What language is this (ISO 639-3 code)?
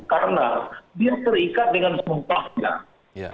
ind